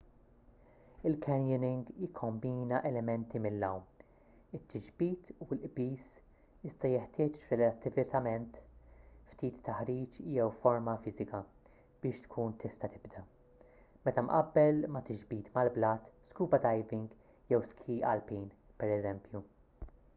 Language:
Maltese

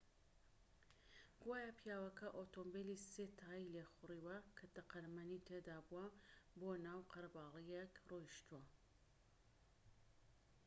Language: Central Kurdish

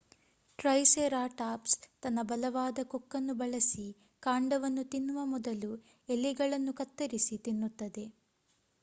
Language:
Kannada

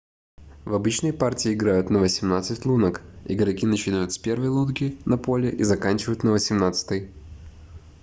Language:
Russian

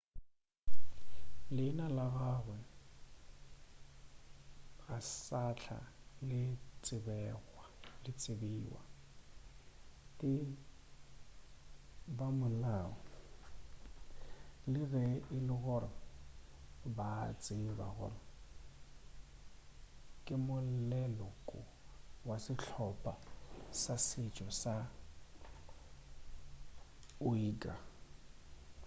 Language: Northern Sotho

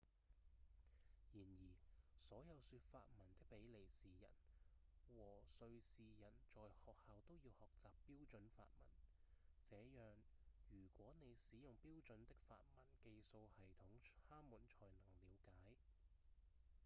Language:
Cantonese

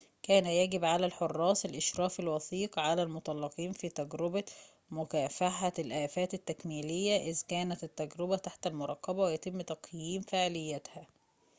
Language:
Arabic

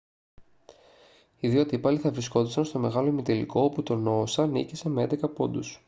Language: Greek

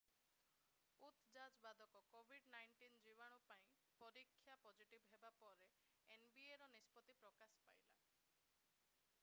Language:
Odia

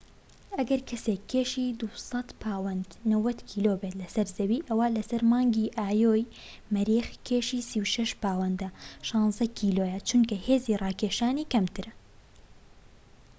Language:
Central Kurdish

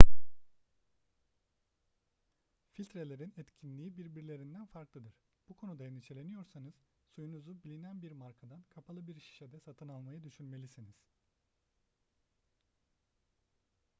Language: Turkish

